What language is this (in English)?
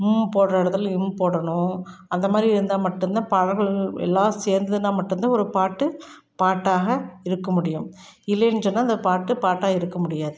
Tamil